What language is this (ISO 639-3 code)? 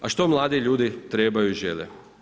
hrv